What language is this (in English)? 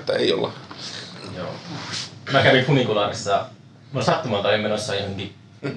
Finnish